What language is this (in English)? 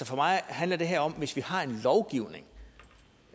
Danish